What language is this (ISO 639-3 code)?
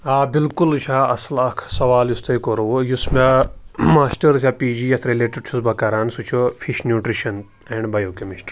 kas